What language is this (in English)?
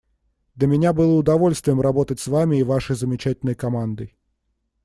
Russian